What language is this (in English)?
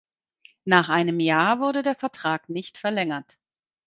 German